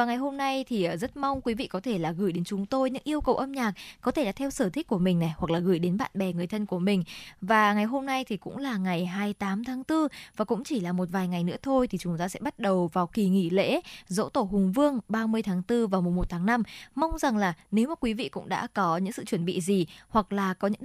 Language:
Vietnamese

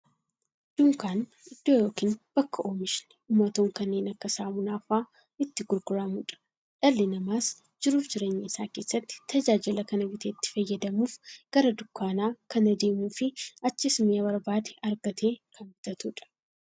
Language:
Oromo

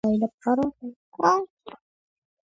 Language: Georgian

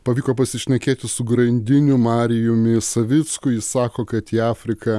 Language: Lithuanian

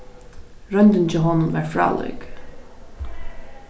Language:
Faroese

